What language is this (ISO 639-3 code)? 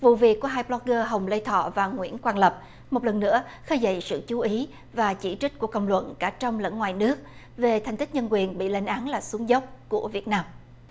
vie